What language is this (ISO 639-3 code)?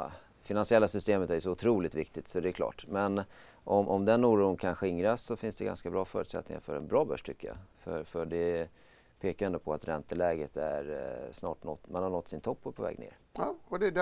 swe